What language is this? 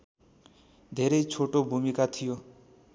Nepali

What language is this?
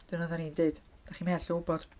Welsh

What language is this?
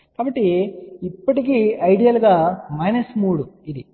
Telugu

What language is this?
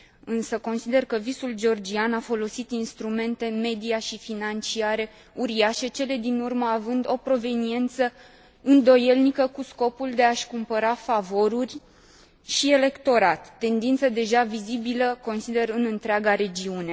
Romanian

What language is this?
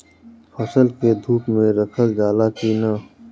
Bhojpuri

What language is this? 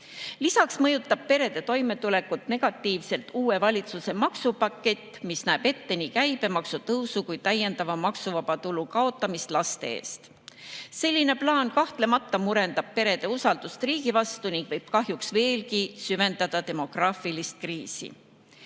Estonian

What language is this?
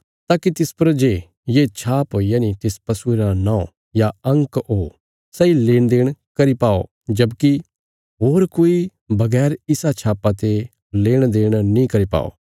Bilaspuri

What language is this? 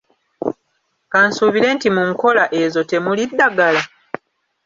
Ganda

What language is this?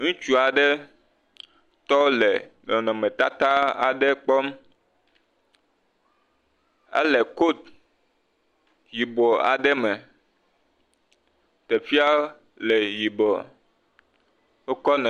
Ewe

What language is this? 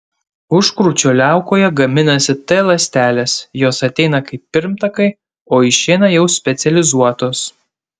Lithuanian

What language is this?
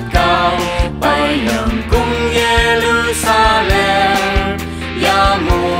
Thai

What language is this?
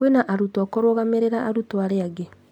Kikuyu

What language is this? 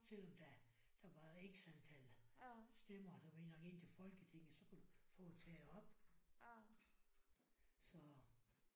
Danish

